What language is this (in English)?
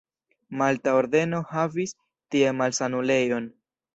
Esperanto